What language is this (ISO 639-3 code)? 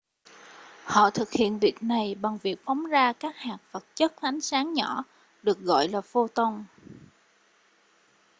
vie